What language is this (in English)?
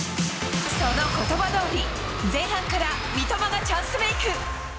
Japanese